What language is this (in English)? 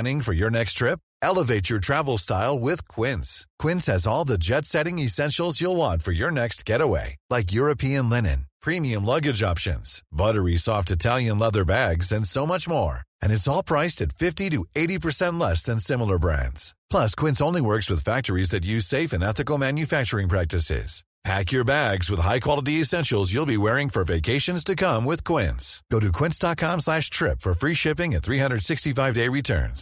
Filipino